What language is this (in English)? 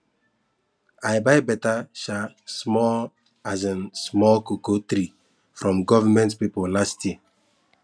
Nigerian Pidgin